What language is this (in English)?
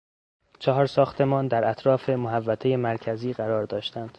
Persian